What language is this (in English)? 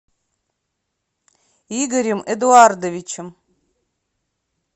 Russian